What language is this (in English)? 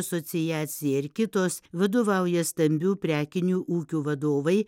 Lithuanian